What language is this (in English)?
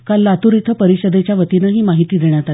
Marathi